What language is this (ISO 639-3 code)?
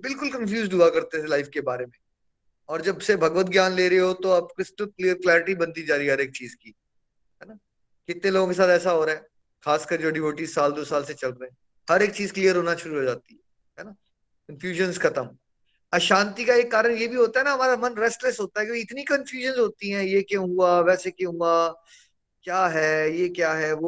hin